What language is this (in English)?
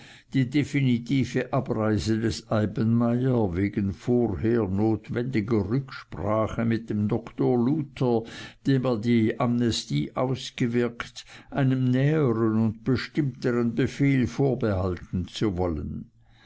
German